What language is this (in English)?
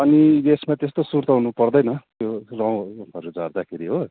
Nepali